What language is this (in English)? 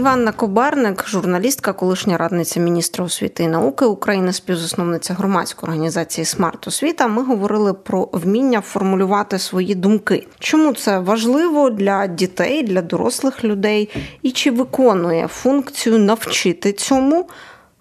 Ukrainian